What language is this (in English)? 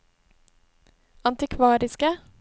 Norwegian